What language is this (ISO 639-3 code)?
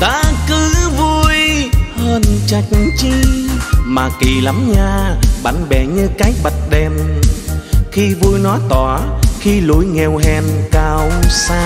vie